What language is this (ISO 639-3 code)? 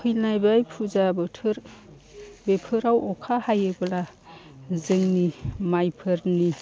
brx